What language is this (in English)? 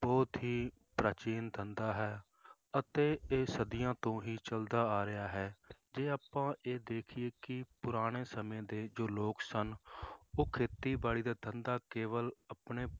Punjabi